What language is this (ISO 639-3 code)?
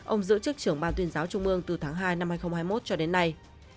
vie